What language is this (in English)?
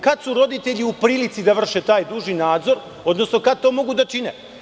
Serbian